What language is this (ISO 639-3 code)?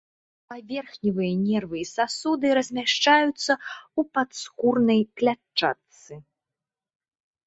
bel